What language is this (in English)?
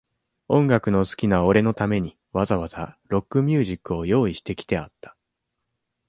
Japanese